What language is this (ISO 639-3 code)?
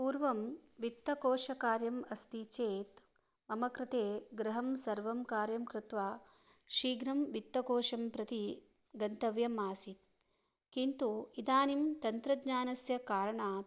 san